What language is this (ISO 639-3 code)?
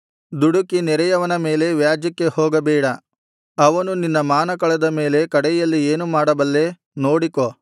kan